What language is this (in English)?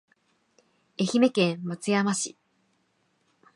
Japanese